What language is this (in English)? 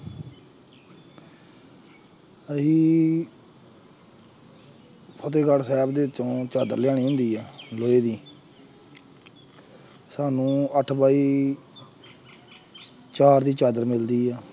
Punjabi